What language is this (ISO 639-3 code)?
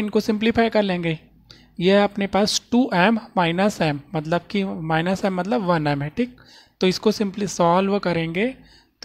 hin